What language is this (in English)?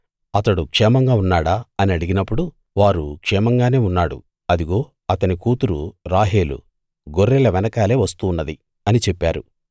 Telugu